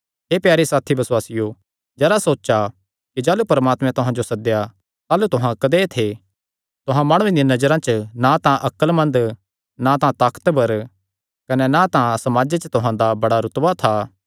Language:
Kangri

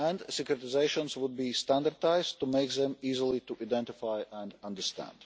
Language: English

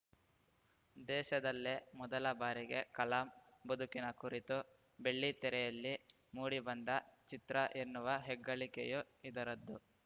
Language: Kannada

